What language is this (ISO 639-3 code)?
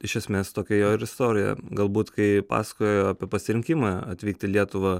lit